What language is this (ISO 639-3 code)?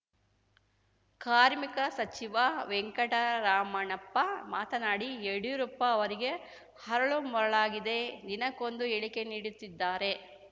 kan